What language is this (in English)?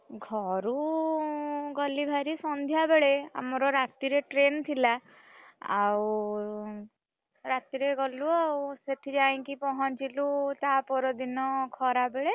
Odia